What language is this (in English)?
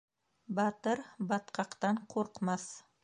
Bashkir